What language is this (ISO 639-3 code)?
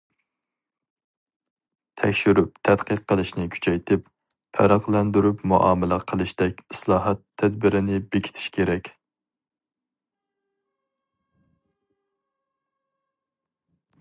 uig